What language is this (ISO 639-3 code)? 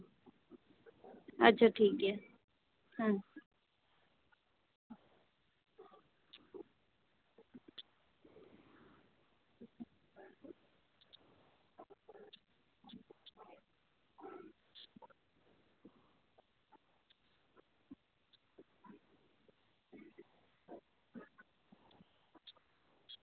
sat